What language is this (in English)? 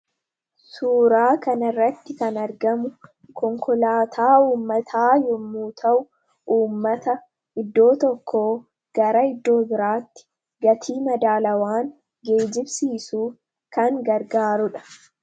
Oromo